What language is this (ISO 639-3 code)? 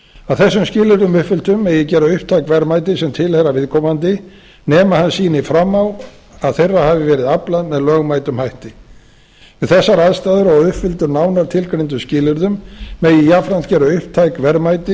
isl